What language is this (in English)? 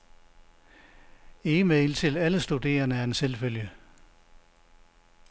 Danish